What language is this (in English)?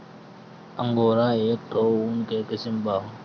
Bhojpuri